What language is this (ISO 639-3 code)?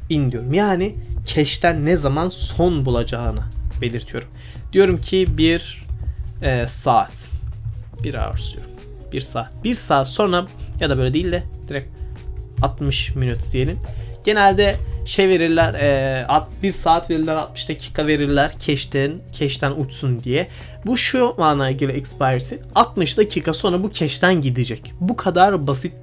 tur